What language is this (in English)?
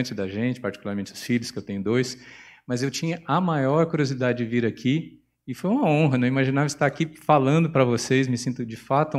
Portuguese